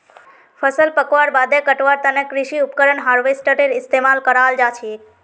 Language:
Magahi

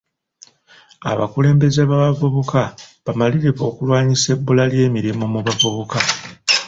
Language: Ganda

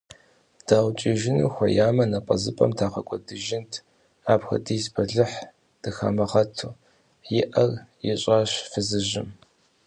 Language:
Kabardian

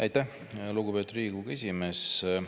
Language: Estonian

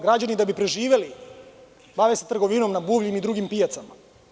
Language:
Serbian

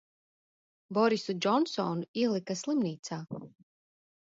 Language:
Latvian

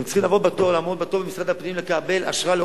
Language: Hebrew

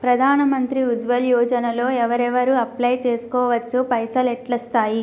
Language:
Telugu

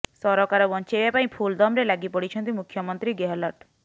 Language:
Odia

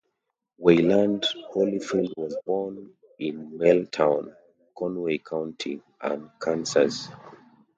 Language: English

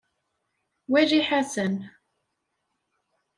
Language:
Kabyle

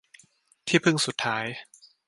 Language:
Thai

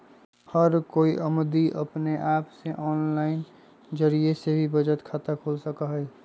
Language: Magahi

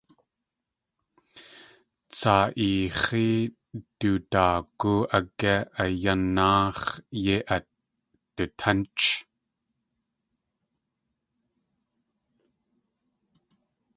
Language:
Tlingit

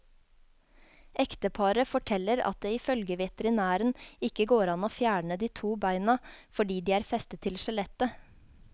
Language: Norwegian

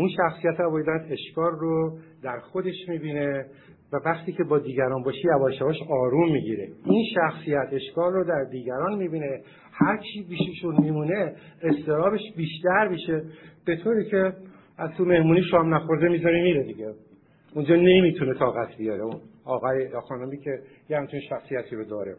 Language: Persian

